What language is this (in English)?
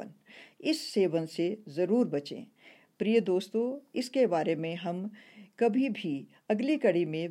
Hindi